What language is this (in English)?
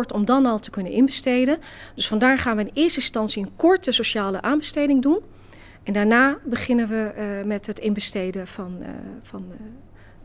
Dutch